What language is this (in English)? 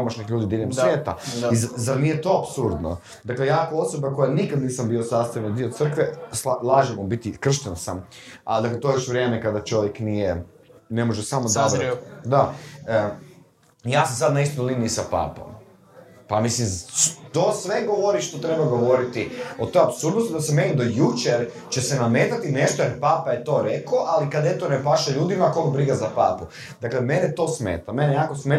Croatian